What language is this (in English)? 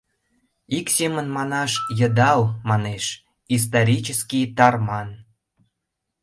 Mari